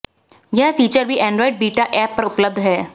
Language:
Hindi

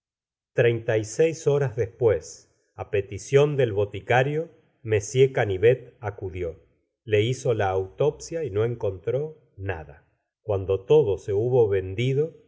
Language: Spanish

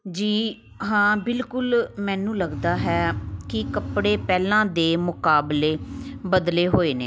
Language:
Punjabi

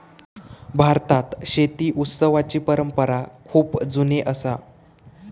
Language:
Marathi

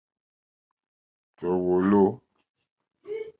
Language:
Mokpwe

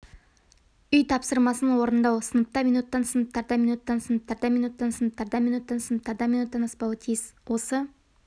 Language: Kazakh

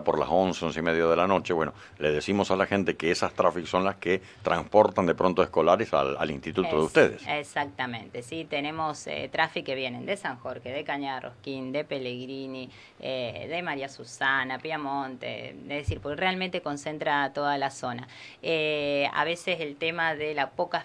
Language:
Spanish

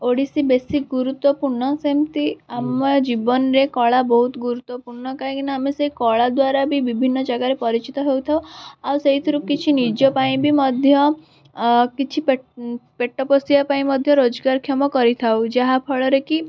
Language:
Odia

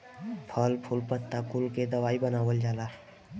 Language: Bhojpuri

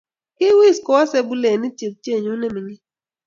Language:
Kalenjin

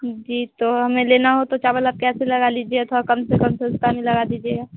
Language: Hindi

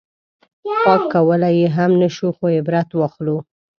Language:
Pashto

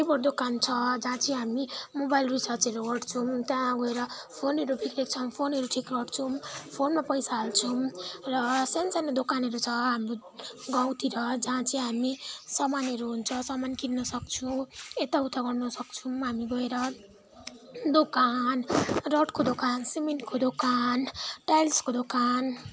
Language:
Nepali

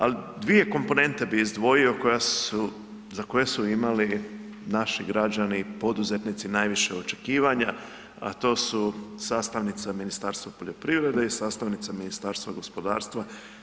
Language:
Croatian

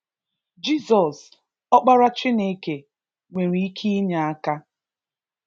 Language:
Igbo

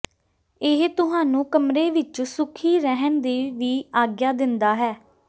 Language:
Punjabi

